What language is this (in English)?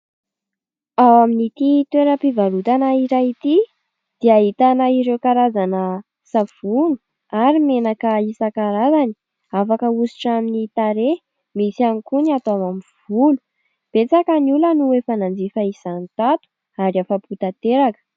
Malagasy